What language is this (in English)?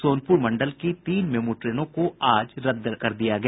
Hindi